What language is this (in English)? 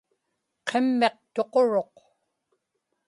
Inupiaq